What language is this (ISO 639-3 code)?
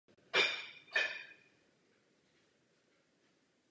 ces